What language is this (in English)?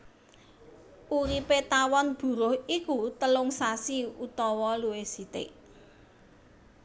Javanese